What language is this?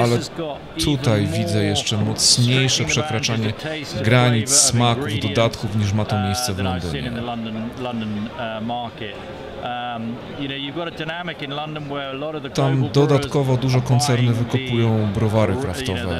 Polish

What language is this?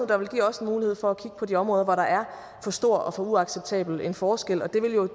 Danish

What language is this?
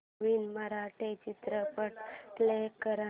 Marathi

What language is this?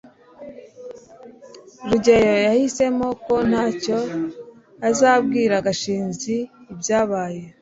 Kinyarwanda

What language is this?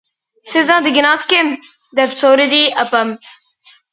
Uyghur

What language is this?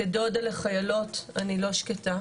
Hebrew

